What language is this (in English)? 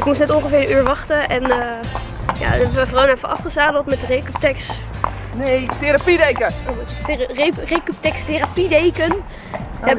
Dutch